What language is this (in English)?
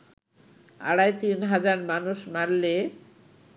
Bangla